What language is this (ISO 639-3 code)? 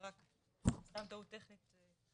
heb